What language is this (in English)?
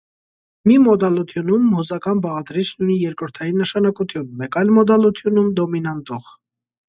Armenian